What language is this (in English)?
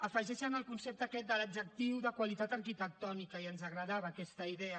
Catalan